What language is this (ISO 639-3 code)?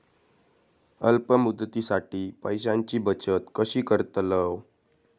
mar